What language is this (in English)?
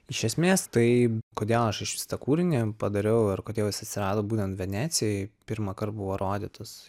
Lithuanian